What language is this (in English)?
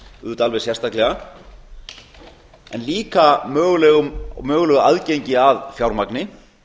Icelandic